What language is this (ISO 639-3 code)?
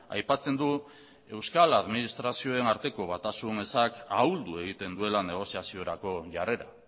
eus